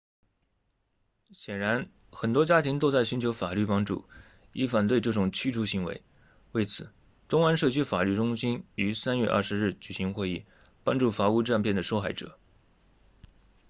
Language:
Chinese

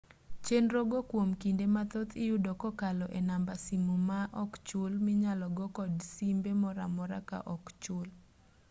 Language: Luo (Kenya and Tanzania)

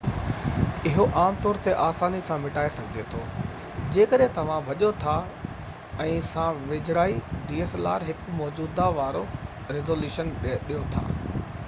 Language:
Sindhi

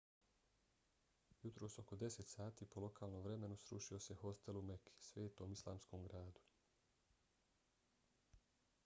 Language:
Bosnian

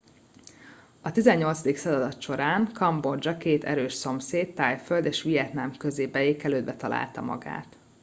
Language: Hungarian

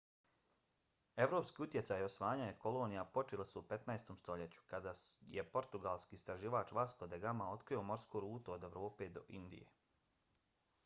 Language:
Bosnian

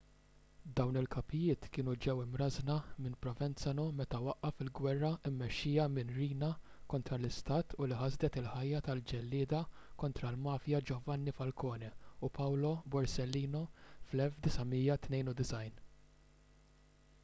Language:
Maltese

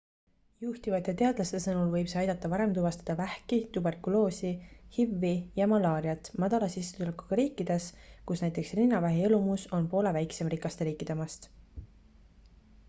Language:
Estonian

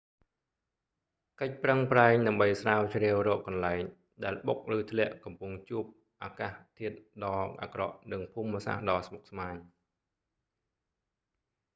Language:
Khmer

